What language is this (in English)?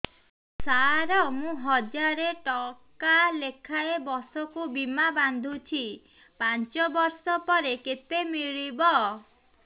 Odia